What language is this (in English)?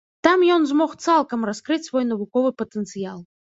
Belarusian